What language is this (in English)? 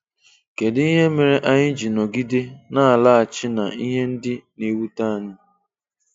Igbo